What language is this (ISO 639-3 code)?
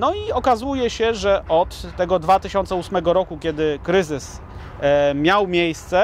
pol